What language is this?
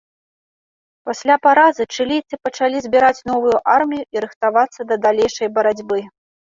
Belarusian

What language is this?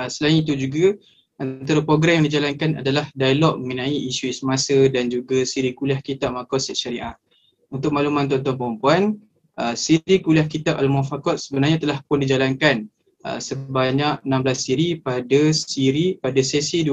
Malay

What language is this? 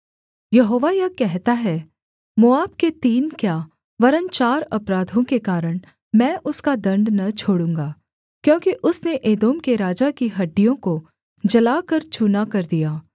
Hindi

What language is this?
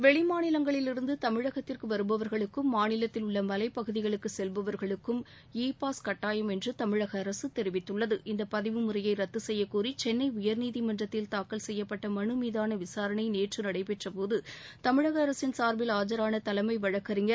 Tamil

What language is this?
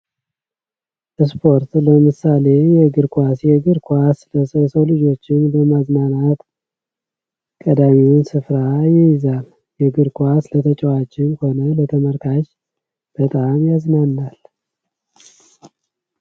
Amharic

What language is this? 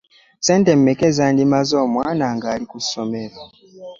Ganda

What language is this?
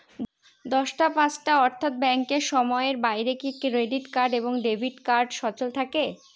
Bangla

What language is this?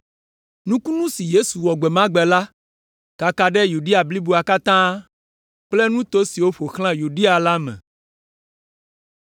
Ewe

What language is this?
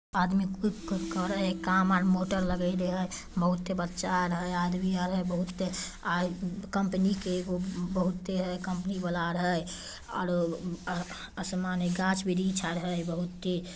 Magahi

